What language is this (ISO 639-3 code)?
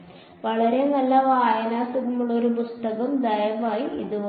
mal